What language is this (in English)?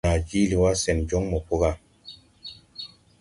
Tupuri